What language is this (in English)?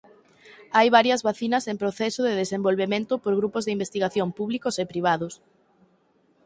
Galician